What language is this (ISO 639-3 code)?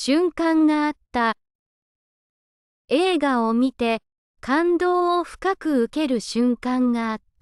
jpn